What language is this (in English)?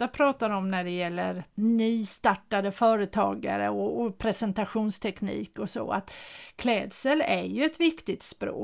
Swedish